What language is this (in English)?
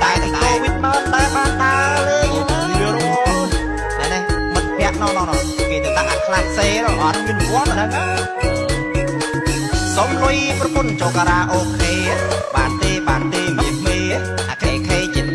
French